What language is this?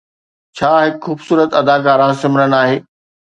Sindhi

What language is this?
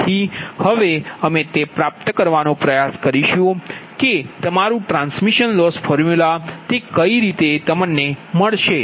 Gujarati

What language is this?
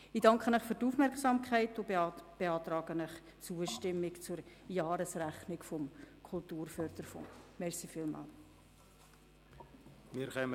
Swiss German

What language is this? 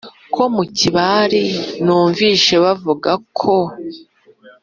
Kinyarwanda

